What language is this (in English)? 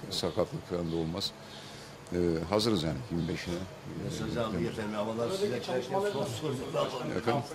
Turkish